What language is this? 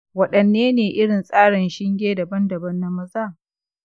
Hausa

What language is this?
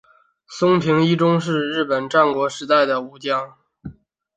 Chinese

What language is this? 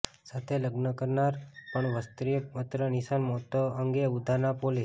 Gujarati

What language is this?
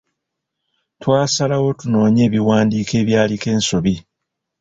Ganda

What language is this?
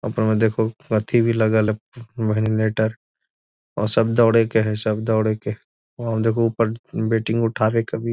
Magahi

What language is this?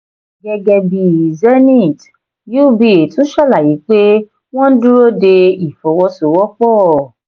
Yoruba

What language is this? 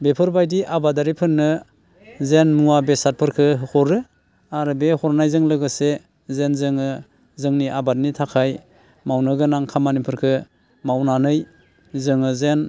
Bodo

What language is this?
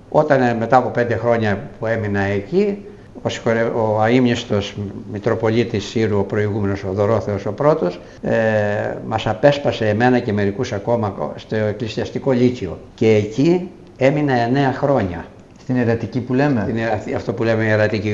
Greek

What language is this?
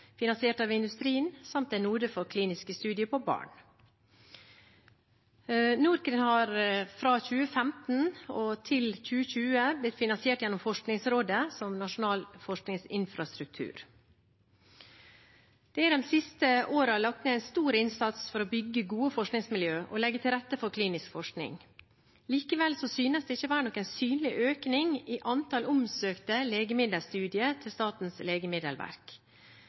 Norwegian Bokmål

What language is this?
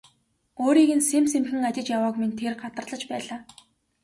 Mongolian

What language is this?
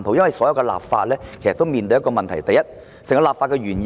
Cantonese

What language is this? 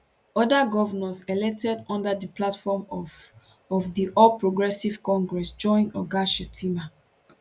Nigerian Pidgin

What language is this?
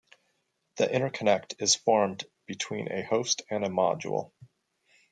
English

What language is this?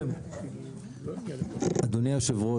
Hebrew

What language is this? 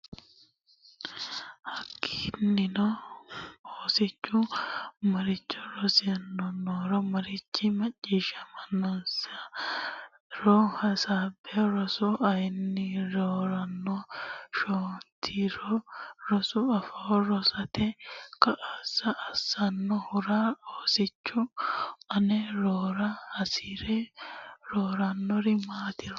Sidamo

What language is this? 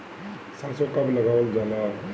Bhojpuri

